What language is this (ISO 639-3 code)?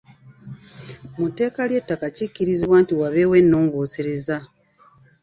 lug